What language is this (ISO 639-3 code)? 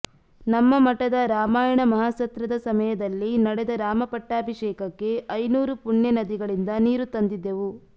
kan